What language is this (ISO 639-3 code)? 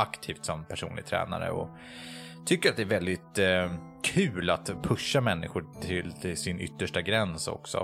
swe